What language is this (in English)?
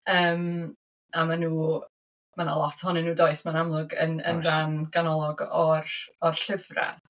Welsh